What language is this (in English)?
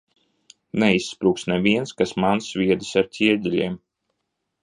Latvian